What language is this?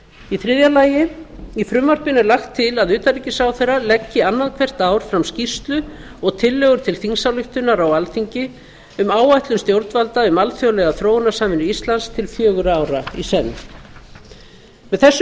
Icelandic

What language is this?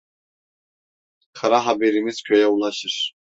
Turkish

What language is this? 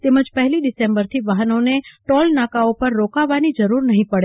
Gujarati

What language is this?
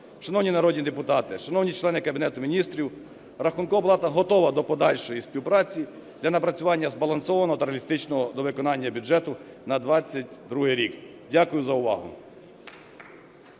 Ukrainian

